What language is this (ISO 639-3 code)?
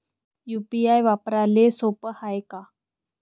mar